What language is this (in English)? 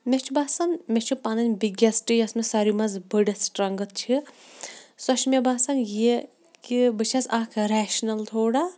Kashmiri